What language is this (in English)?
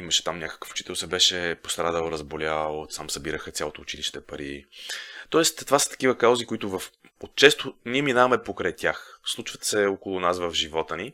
Bulgarian